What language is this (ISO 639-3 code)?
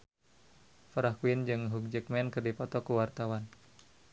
sun